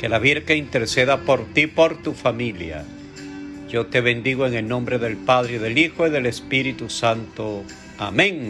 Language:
Spanish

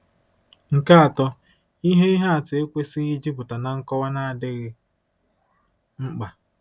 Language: Igbo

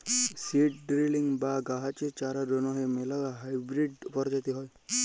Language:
Bangla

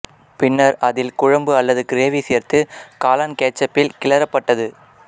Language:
Tamil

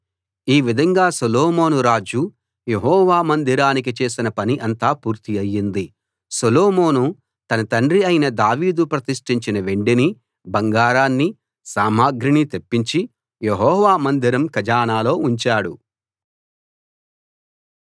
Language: Telugu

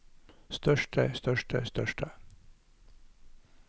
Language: Norwegian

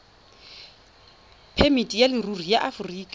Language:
Tswana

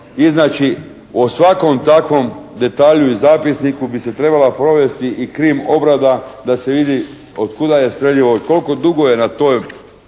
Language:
Croatian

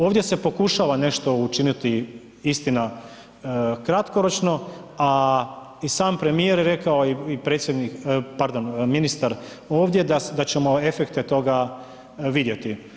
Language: Croatian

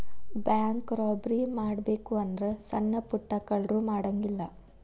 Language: Kannada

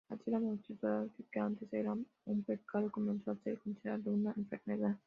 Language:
Spanish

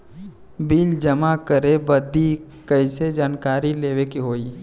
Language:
Bhojpuri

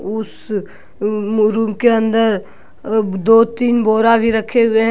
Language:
Hindi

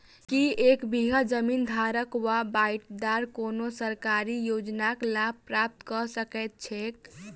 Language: Maithili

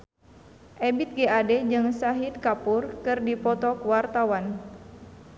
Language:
Sundanese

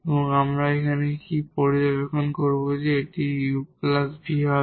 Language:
Bangla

